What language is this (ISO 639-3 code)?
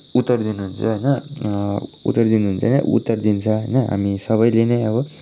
nep